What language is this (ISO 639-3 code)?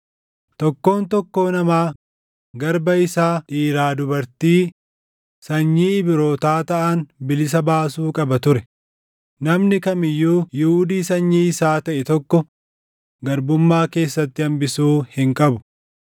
orm